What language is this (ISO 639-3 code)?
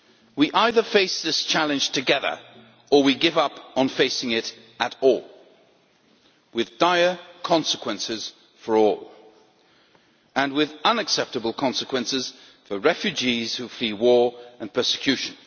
eng